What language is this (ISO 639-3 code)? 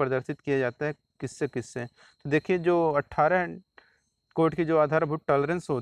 hin